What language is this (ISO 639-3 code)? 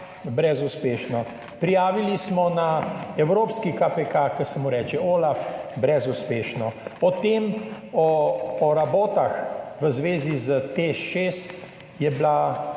slv